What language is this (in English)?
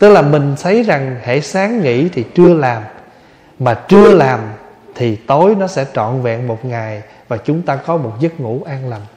Vietnamese